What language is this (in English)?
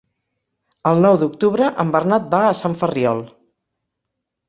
Catalan